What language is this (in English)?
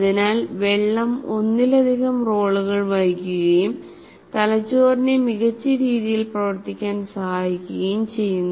Malayalam